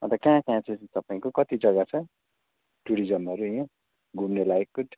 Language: Nepali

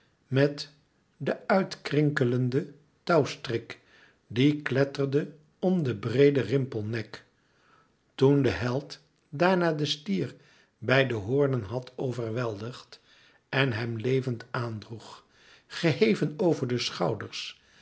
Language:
Dutch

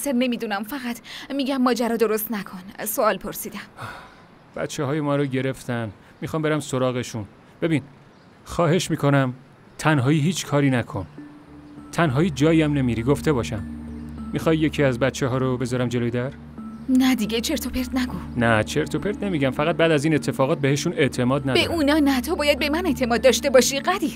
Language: Persian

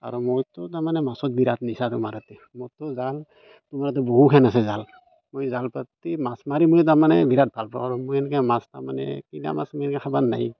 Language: Assamese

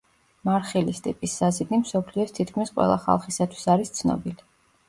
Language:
Georgian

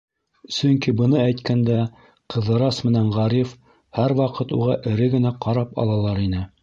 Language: Bashkir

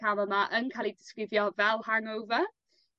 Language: Welsh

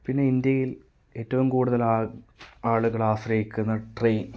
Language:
Malayalam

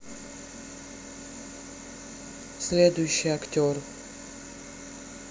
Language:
Russian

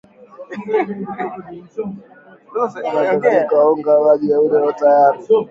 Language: Swahili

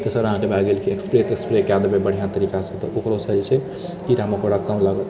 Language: Maithili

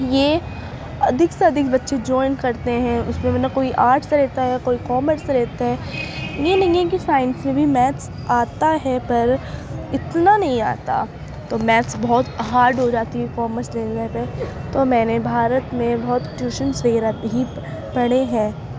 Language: Urdu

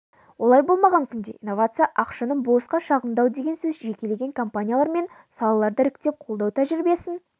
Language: Kazakh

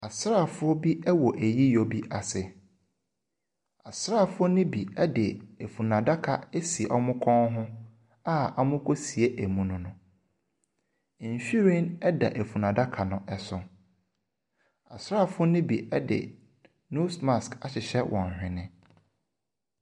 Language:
Akan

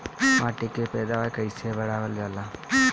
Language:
Bhojpuri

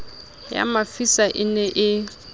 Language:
Southern Sotho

